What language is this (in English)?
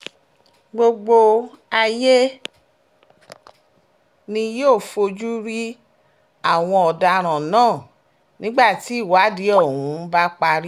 Yoruba